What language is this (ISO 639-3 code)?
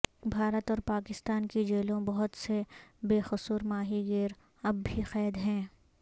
urd